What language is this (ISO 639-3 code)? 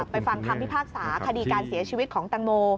tha